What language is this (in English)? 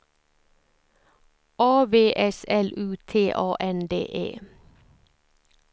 Swedish